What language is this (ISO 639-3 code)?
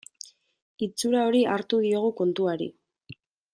eus